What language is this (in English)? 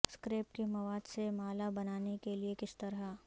Urdu